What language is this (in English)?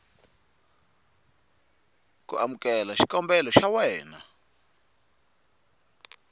Tsonga